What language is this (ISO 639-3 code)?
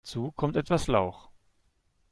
deu